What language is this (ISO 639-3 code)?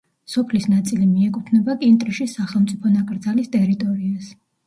kat